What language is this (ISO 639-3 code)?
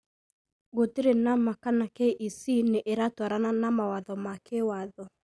kik